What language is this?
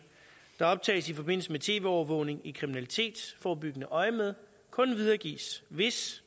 Danish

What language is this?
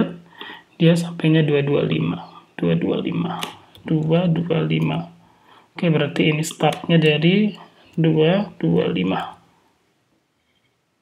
Indonesian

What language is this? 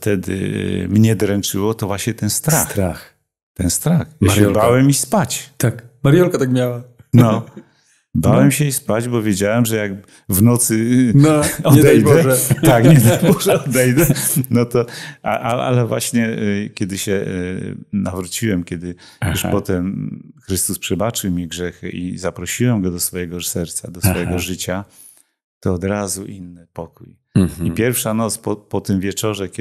Polish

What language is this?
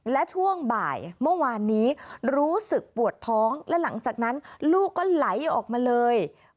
Thai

